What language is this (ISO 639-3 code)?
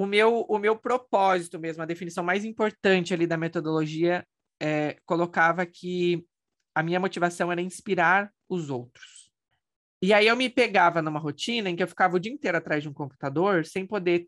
por